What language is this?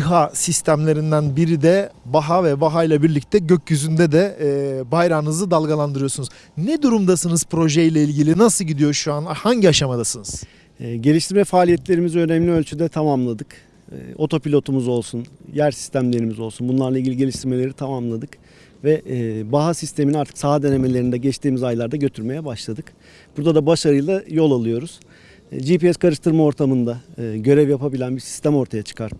Turkish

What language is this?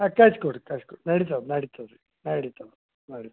Kannada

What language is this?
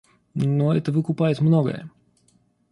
Russian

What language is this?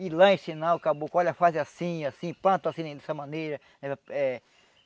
Portuguese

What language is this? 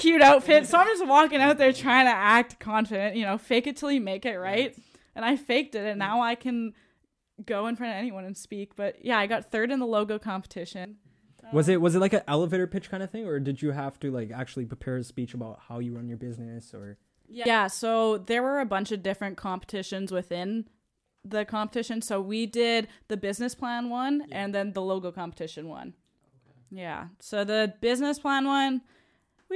English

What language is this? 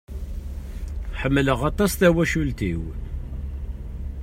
Kabyle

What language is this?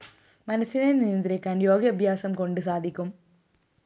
Malayalam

